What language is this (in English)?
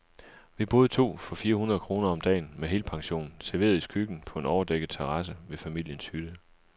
Danish